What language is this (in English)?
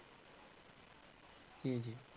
Punjabi